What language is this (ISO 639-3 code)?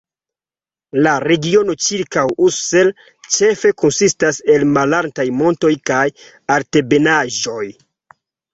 epo